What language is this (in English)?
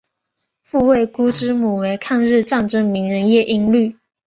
Chinese